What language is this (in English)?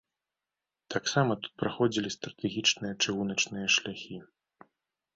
Belarusian